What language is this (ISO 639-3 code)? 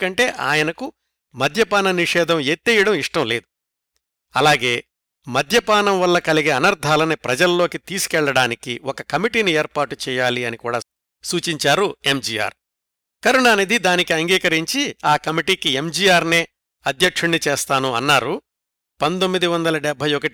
tel